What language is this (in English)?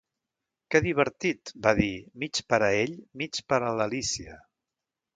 Catalan